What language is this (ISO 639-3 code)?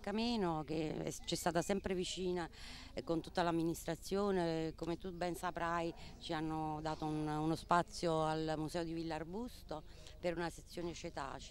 ita